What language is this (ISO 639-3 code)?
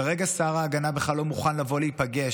heb